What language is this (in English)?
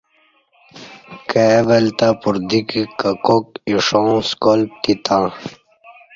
Kati